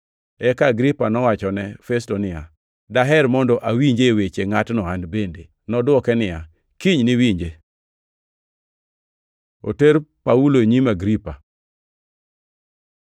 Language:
Luo (Kenya and Tanzania)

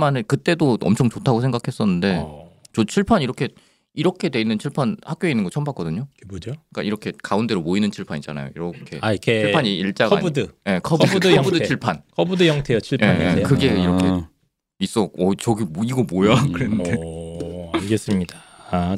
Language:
Korean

